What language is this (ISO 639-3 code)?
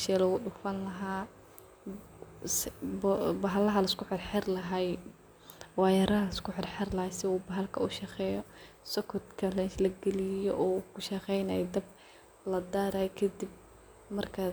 som